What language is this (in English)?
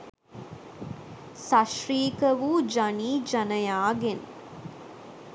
Sinhala